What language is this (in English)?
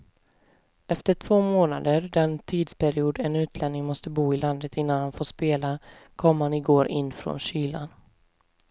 Swedish